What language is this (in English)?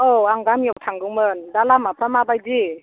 Bodo